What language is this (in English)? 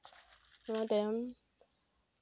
Santali